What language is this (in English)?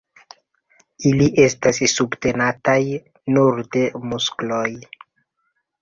Esperanto